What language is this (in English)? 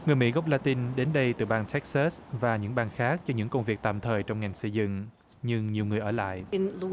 Vietnamese